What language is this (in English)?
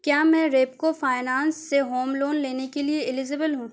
Urdu